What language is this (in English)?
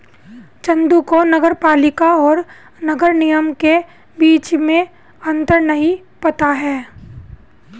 Hindi